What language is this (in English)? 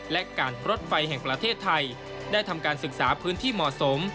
Thai